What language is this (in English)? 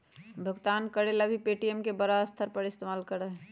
Magahi